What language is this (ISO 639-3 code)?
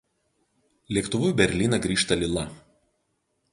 lit